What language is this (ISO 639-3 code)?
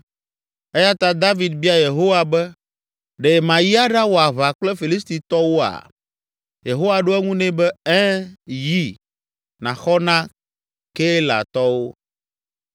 ewe